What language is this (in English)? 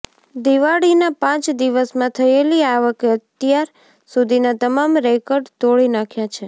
Gujarati